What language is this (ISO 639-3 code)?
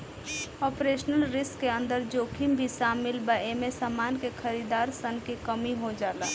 bho